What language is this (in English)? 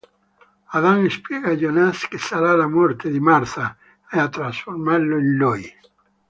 Italian